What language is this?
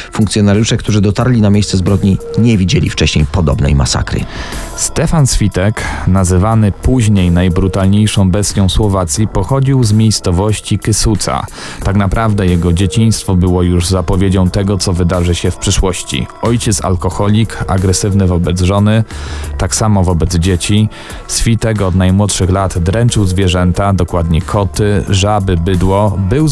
Polish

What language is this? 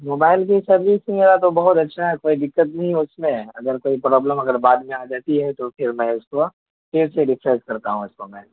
Urdu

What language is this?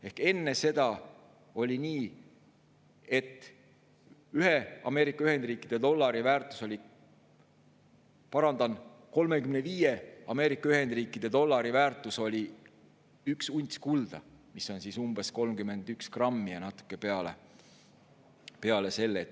Estonian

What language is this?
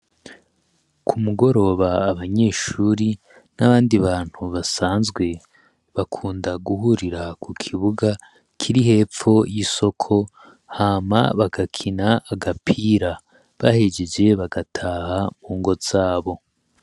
Rundi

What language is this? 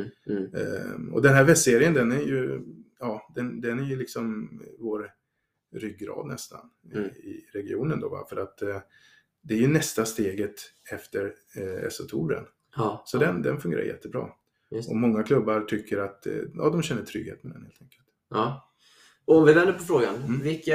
Swedish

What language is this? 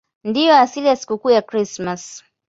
Swahili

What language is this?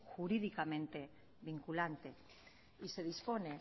Spanish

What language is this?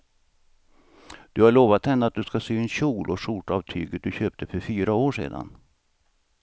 Swedish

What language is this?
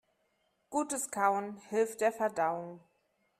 German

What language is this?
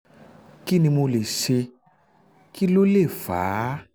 Yoruba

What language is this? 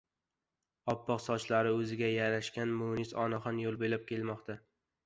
Uzbek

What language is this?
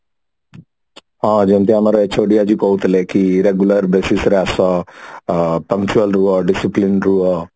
Odia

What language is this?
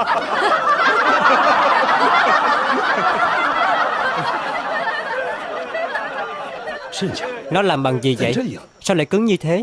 Vietnamese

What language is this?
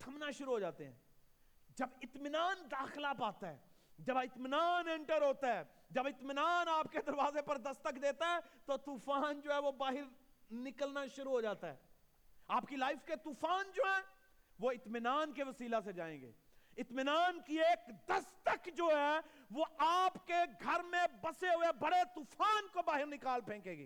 Urdu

